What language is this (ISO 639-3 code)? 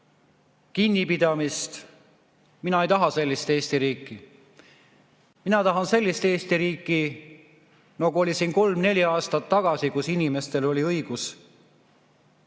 est